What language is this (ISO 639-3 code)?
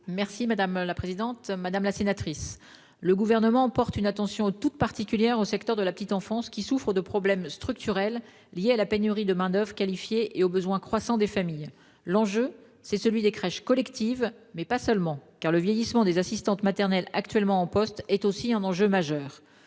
fra